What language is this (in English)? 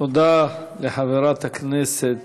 Hebrew